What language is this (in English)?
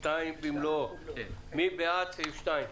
Hebrew